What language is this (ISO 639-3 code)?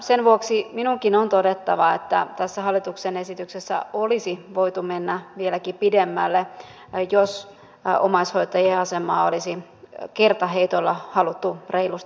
fin